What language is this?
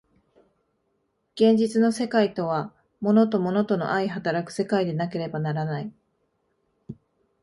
Japanese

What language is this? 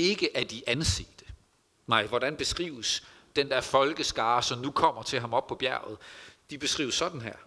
Danish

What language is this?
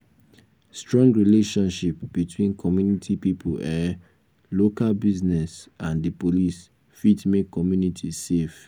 Nigerian Pidgin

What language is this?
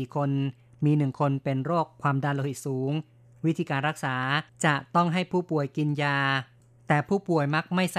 Thai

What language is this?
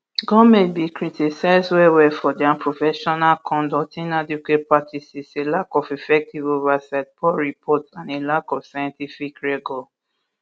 Nigerian Pidgin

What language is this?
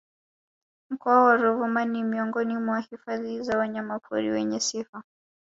Swahili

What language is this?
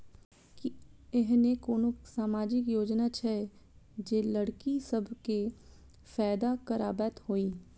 Maithili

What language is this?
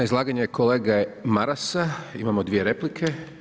Croatian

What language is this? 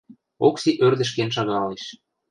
Western Mari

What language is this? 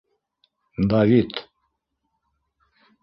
Bashkir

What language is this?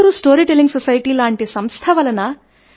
Telugu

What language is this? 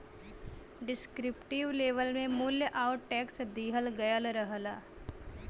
Bhojpuri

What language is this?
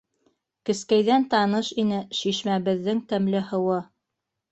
Bashkir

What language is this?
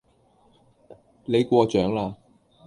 Cantonese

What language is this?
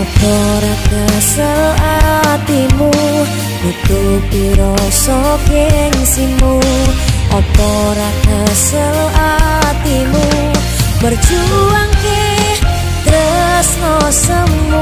Indonesian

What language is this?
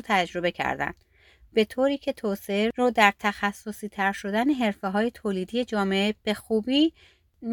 Persian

